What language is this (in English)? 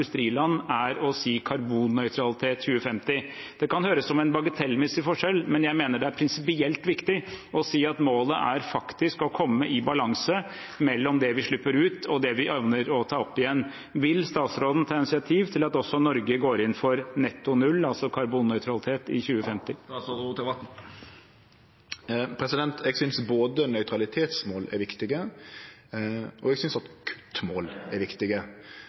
Norwegian